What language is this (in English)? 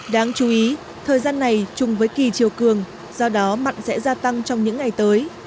Vietnamese